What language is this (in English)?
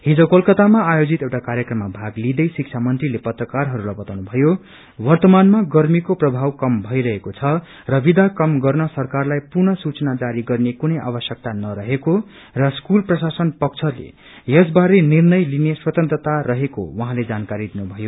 Nepali